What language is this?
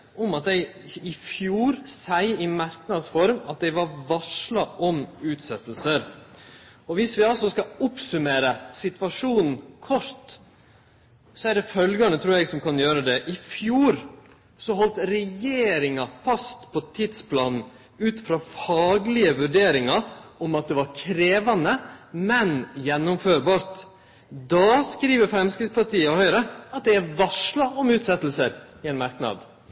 Norwegian Nynorsk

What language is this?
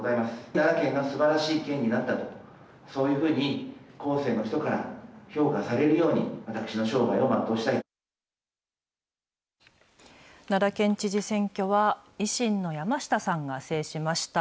Japanese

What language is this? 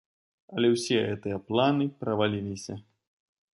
Belarusian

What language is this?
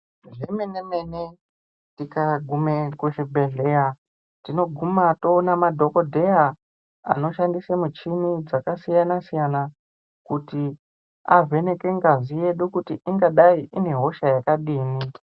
Ndau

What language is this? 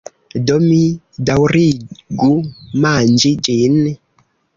Esperanto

